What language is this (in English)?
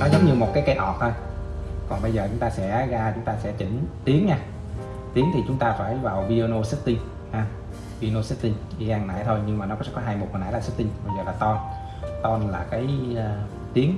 Vietnamese